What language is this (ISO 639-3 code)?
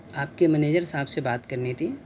urd